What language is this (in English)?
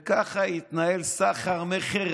Hebrew